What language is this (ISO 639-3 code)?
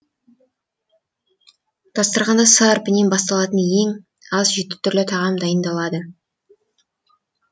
kaz